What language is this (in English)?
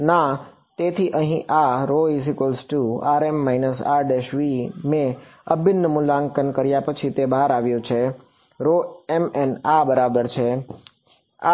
Gujarati